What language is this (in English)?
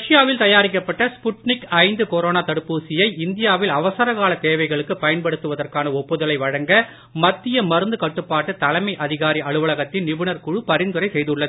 Tamil